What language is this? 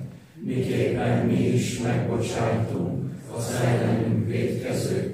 Hungarian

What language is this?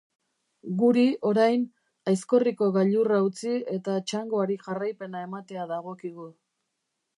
Basque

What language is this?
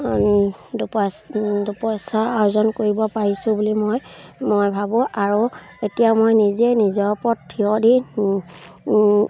Assamese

